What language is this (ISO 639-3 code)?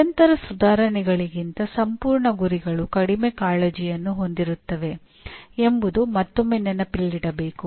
kan